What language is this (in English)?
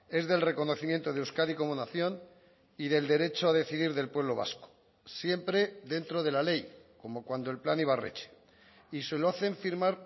Spanish